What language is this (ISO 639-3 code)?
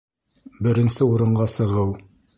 bak